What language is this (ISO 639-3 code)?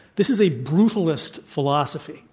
eng